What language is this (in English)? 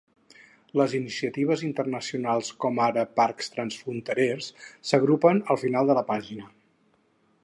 Catalan